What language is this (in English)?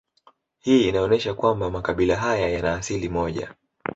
Swahili